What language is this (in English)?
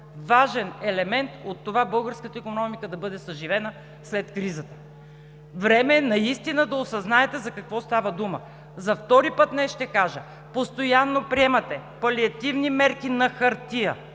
Bulgarian